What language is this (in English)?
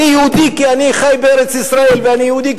Hebrew